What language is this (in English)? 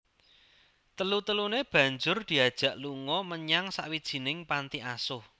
Javanese